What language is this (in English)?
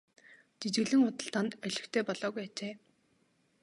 Mongolian